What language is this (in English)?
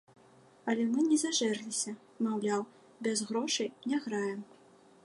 Belarusian